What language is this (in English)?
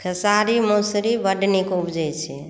Maithili